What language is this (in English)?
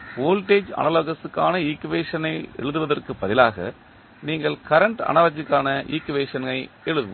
Tamil